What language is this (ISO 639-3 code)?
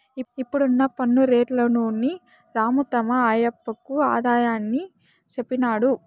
tel